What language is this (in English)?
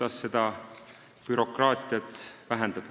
Estonian